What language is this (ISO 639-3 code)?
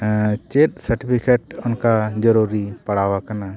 sat